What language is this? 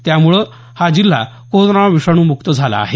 Marathi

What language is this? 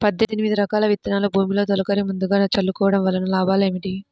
Telugu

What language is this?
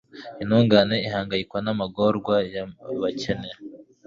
Kinyarwanda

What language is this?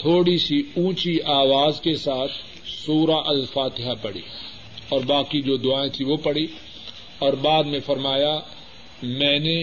Urdu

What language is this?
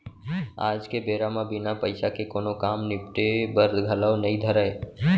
Chhattisgarhi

